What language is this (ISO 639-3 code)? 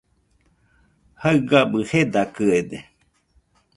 hux